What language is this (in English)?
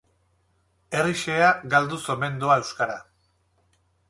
Basque